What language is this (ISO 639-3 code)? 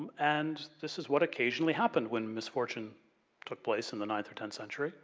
eng